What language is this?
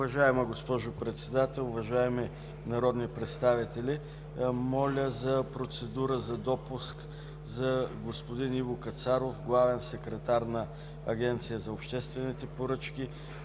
Bulgarian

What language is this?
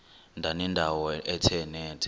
Xhosa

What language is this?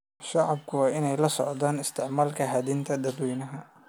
Somali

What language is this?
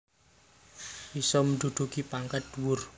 Javanese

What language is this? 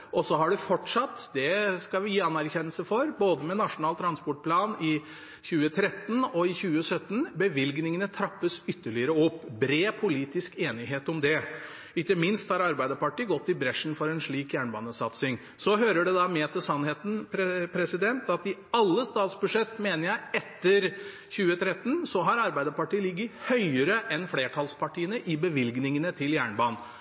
Norwegian Bokmål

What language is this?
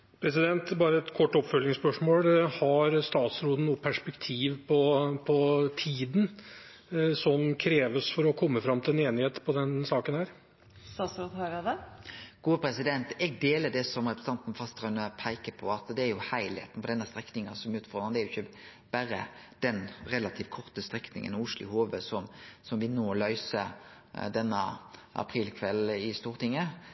Norwegian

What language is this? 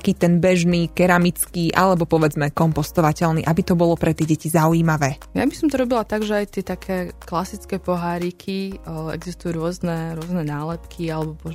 Slovak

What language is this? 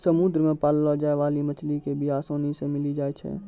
Maithili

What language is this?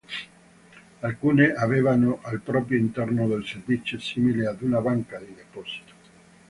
Italian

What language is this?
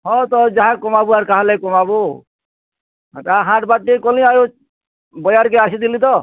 Odia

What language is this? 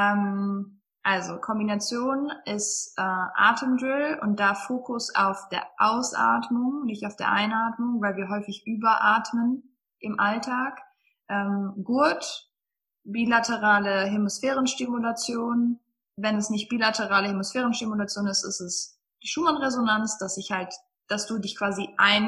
German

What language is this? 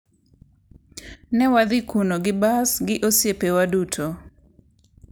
Luo (Kenya and Tanzania)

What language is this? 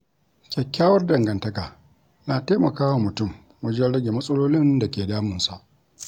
Hausa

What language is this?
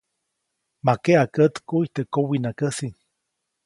Copainalá Zoque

